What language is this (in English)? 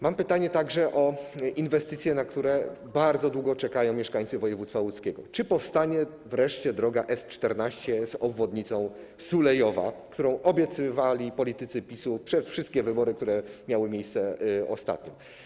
Polish